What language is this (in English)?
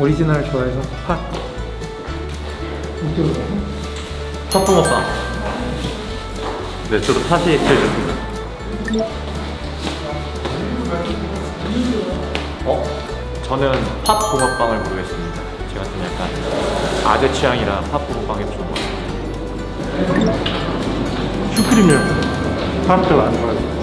Korean